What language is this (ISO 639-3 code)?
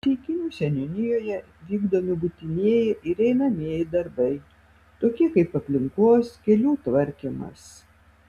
lit